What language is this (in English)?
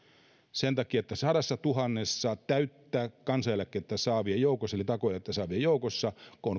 Finnish